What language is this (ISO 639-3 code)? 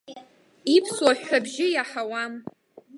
abk